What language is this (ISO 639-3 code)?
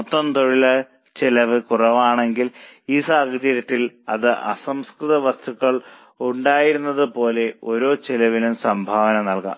mal